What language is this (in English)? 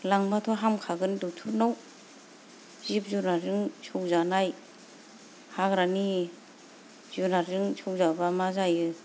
Bodo